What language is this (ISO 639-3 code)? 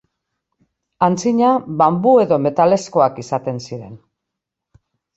eus